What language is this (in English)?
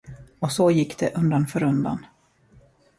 Swedish